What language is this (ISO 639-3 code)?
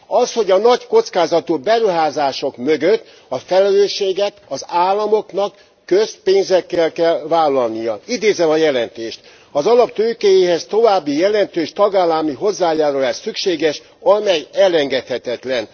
hun